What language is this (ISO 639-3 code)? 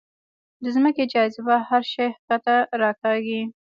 pus